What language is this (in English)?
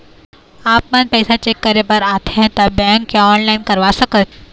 Chhattisgarhi